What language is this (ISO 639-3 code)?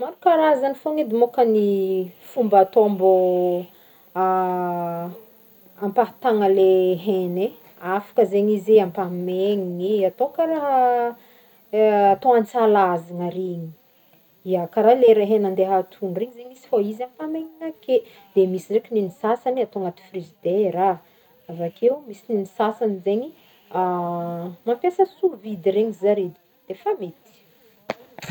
bmm